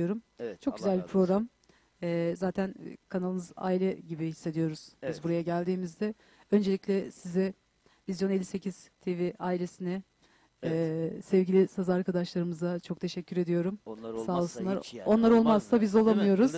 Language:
Turkish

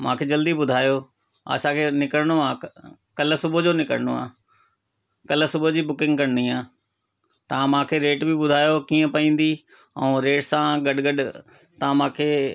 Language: Sindhi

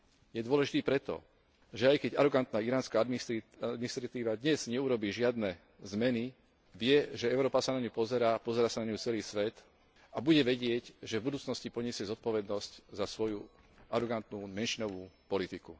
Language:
Slovak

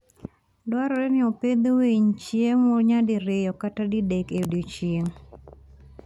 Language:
Luo (Kenya and Tanzania)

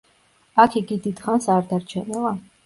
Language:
Georgian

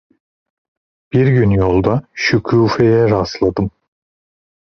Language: Turkish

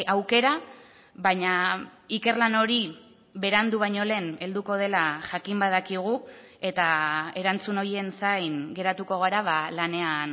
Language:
Basque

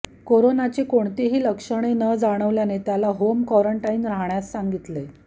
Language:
Marathi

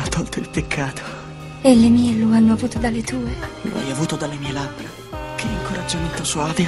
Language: Italian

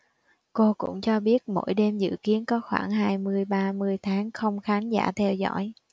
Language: Vietnamese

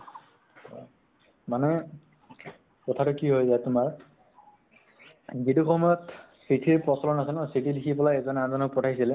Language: Assamese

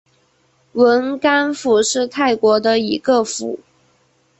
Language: Chinese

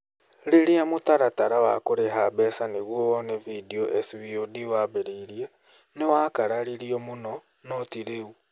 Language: Kikuyu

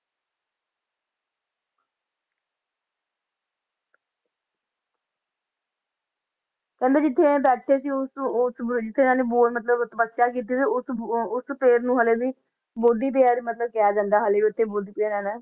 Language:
Punjabi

